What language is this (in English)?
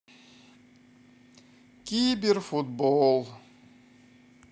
Russian